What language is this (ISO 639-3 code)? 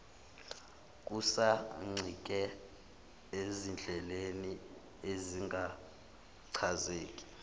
zul